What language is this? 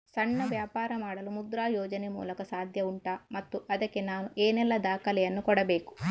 Kannada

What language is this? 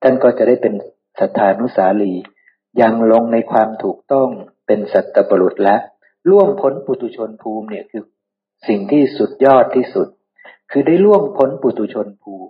Thai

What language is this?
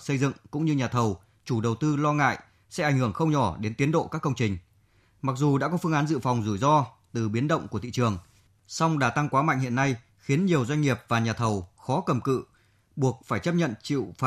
Vietnamese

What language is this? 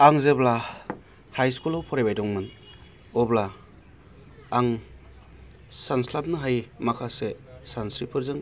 Bodo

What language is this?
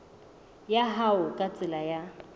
Southern Sotho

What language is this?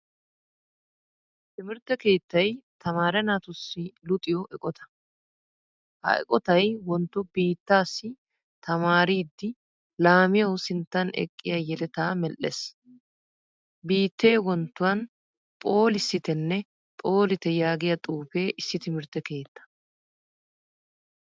Wolaytta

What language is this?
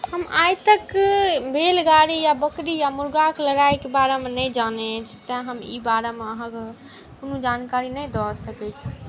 Maithili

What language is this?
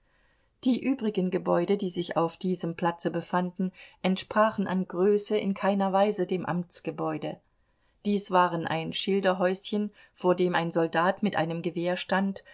German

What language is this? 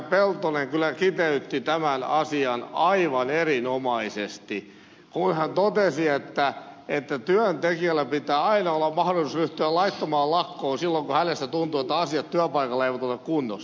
Finnish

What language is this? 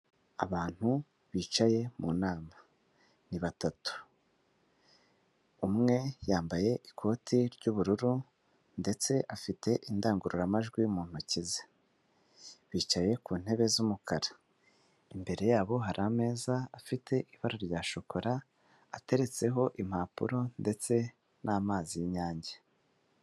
Kinyarwanda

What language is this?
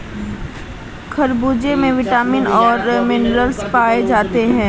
Hindi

